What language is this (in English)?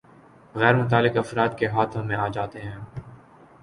Urdu